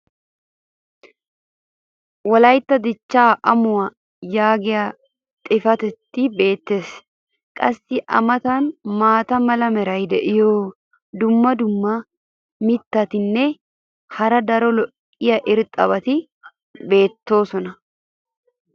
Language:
Wolaytta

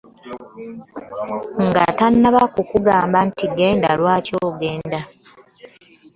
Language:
Ganda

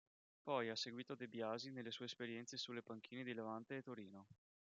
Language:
Italian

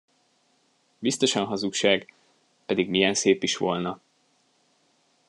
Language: Hungarian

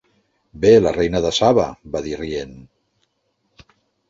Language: Catalan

